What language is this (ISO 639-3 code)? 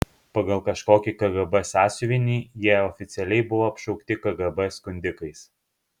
lit